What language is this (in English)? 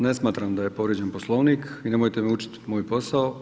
Croatian